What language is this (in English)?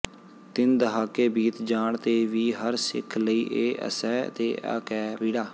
Punjabi